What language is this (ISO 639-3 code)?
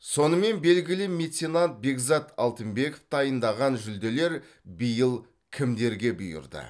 kaz